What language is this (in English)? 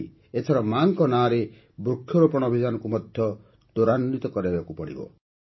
Odia